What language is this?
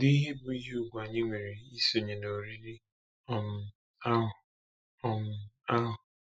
Igbo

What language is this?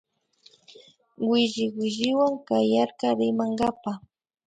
Imbabura Highland Quichua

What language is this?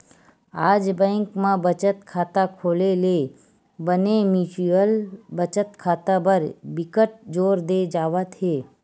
Chhattisgarhi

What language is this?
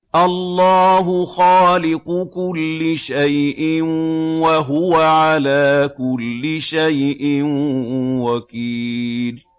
Arabic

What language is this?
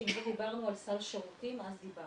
Hebrew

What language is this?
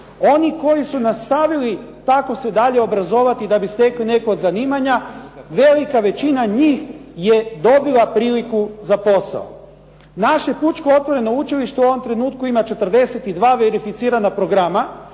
Croatian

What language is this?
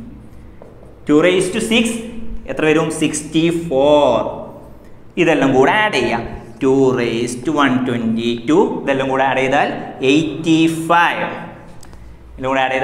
Indonesian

